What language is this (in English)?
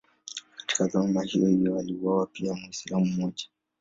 Swahili